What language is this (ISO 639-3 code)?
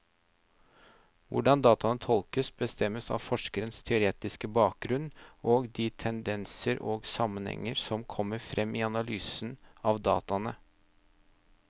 nor